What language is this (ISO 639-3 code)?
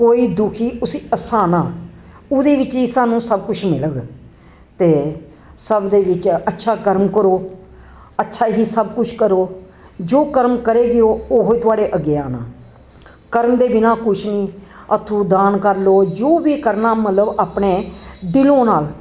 doi